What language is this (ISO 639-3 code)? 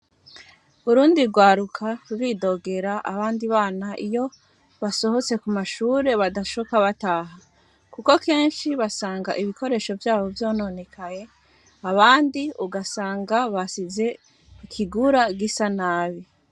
run